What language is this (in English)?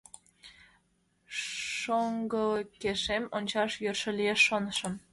Mari